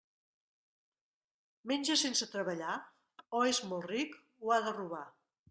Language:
Catalan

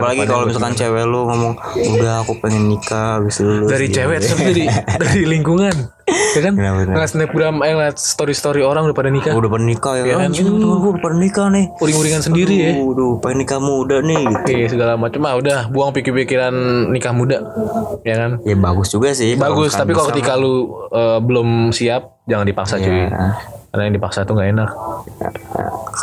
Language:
Indonesian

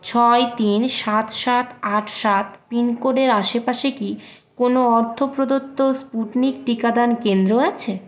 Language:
Bangla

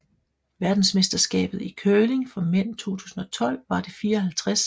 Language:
Danish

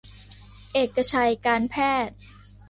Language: Thai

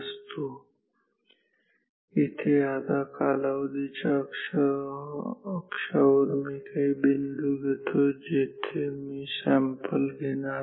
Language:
Marathi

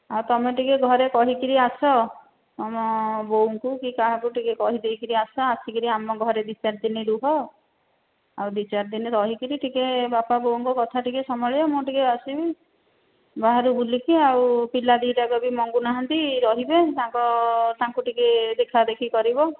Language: Odia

